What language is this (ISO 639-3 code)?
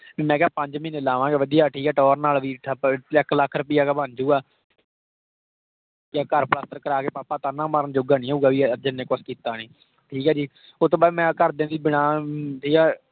pan